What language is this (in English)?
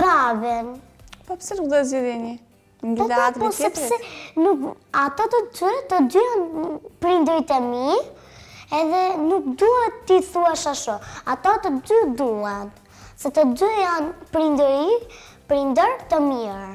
Romanian